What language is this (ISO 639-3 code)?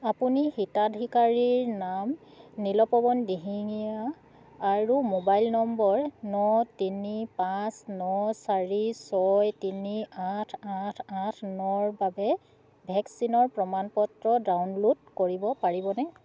asm